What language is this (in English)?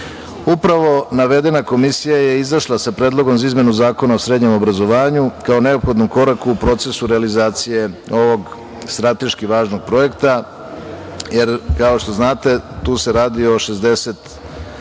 Serbian